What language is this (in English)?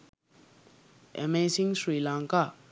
Sinhala